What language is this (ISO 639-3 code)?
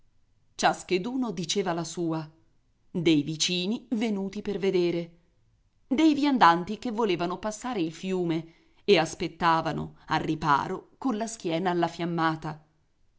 ita